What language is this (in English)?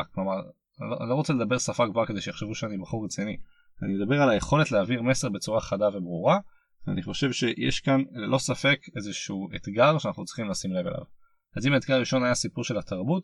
Hebrew